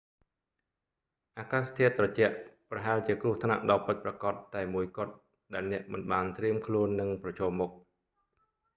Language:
Khmer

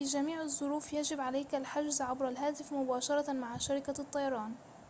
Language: Arabic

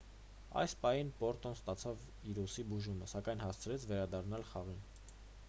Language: Armenian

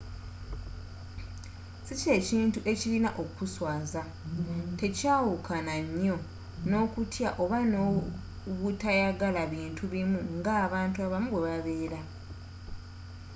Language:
Ganda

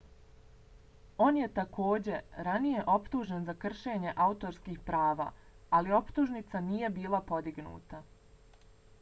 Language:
Bosnian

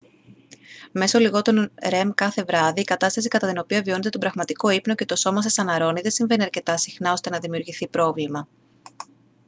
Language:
Greek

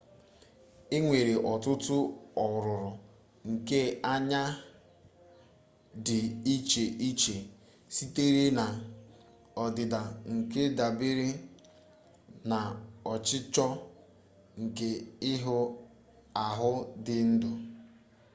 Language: Igbo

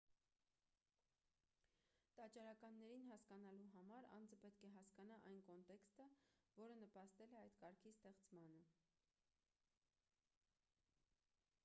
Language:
Armenian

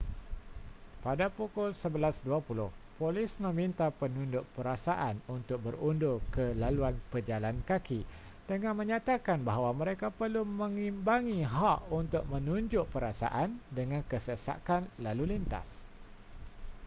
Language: Malay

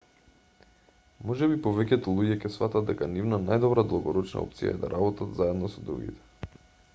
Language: Macedonian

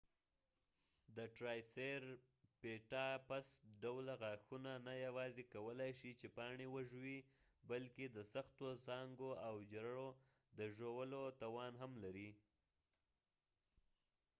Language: Pashto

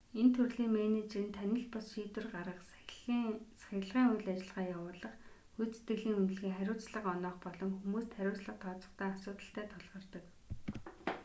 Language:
Mongolian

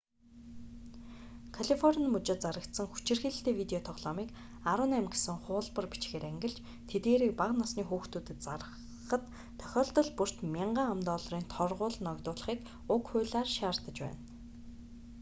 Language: Mongolian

